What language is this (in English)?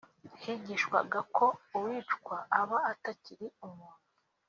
Kinyarwanda